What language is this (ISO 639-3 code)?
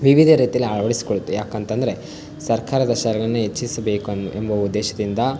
kan